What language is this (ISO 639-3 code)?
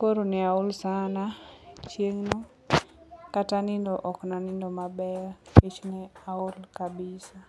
luo